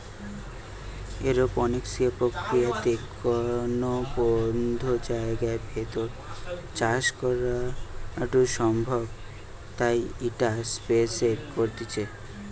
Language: Bangla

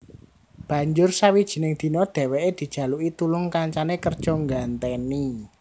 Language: Javanese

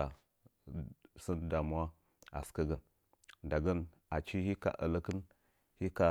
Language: Nzanyi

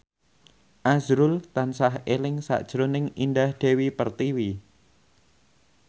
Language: Javanese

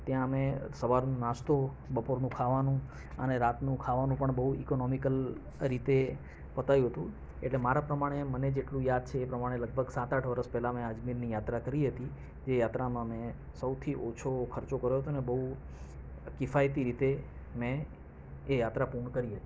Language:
Gujarati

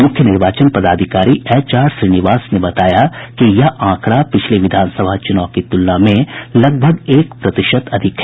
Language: Hindi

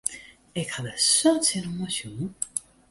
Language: Western Frisian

